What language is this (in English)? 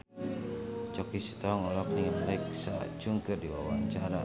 Sundanese